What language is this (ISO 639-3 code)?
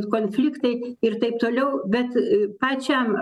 lit